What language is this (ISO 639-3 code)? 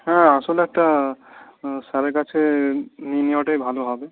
ben